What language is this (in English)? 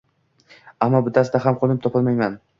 Uzbek